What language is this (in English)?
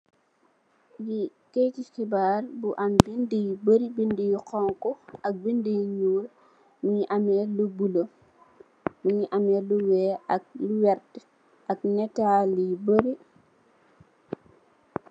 Wolof